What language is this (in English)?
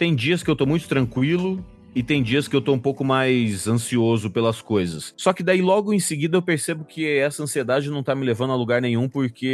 Portuguese